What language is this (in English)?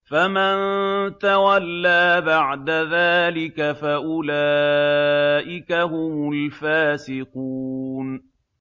Arabic